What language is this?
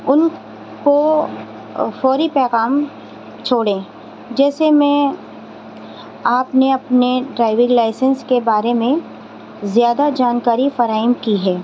Urdu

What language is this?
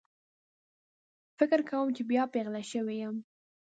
Pashto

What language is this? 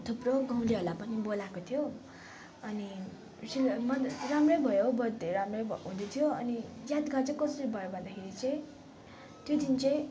Nepali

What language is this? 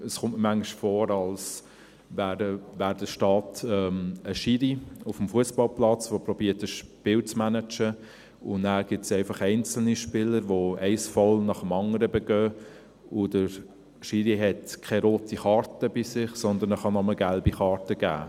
Swiss German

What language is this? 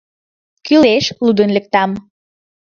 Mari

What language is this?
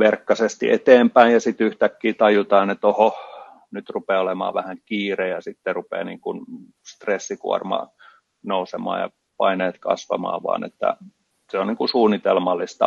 Finnish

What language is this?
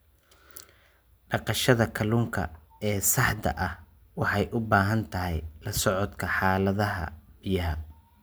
Somali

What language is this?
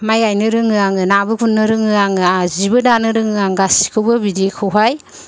Bodo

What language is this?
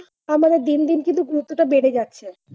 Bangla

